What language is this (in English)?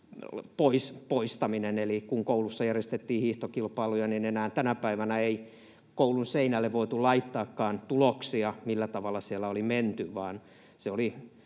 Finnish